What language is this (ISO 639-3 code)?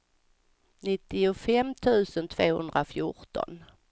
swe